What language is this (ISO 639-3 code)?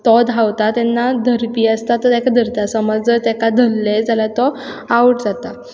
kok